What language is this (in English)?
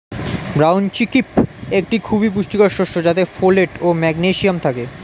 Bangla